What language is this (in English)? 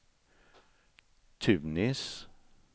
Swedish